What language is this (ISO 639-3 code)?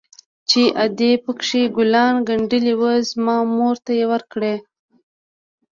pus